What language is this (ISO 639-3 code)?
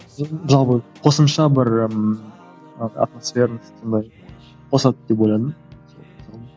kaz